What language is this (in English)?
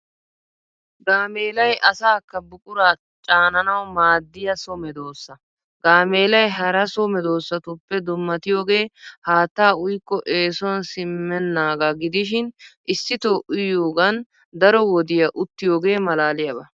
Wolaytta